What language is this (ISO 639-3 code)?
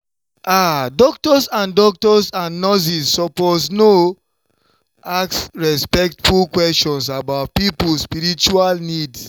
pcm